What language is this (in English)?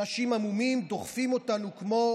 Hebrew